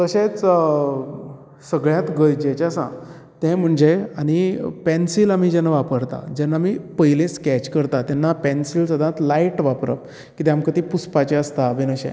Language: Konkani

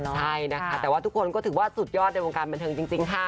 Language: Thai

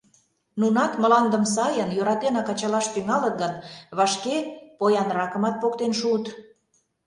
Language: Mari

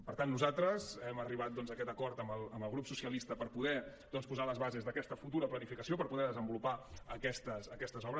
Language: Catalan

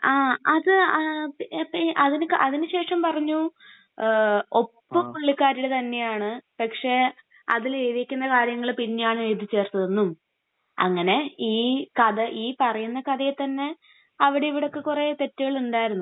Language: Malayalam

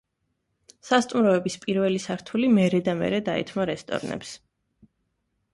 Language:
Georgian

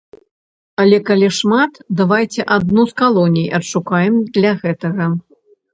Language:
Belarusian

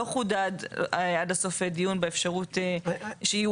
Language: Hebrew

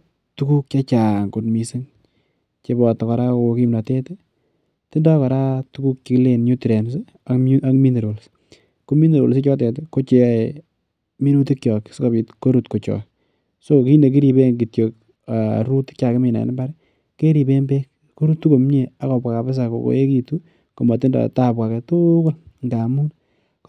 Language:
Kalenjin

